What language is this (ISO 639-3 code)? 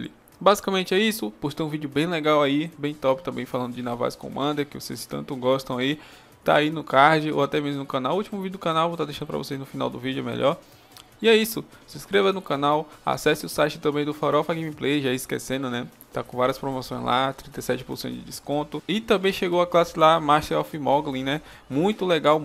por